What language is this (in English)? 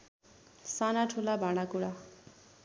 Nepali